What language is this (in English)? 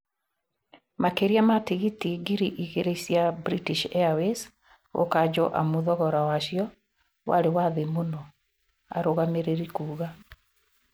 Kikuyu